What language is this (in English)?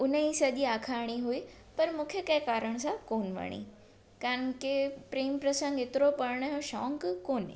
Sindhi